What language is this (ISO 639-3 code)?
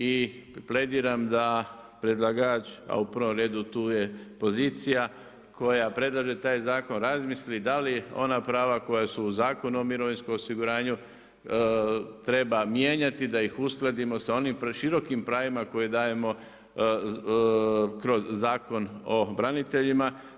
hrv